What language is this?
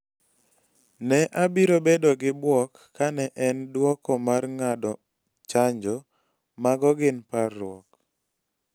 Luo (Kenya and Tanzania)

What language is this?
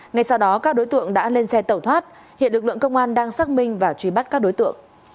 Vietnamese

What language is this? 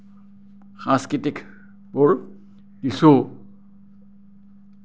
Assamese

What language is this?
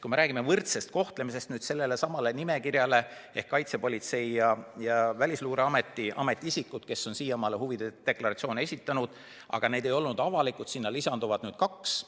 Estonian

